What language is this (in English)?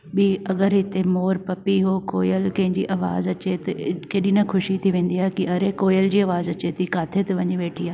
Sindhi